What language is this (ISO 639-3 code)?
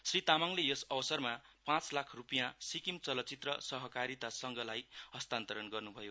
nep